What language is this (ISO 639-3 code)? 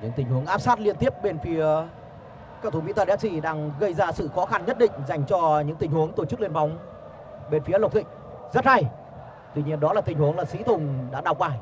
vie